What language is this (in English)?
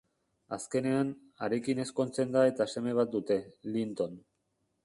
Basque